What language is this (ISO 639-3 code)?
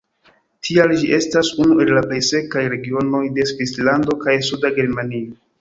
epo